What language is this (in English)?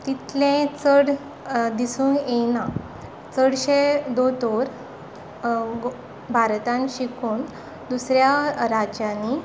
Konkani